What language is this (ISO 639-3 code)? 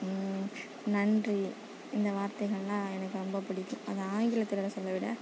tam